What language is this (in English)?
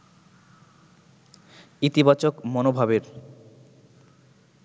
Bangla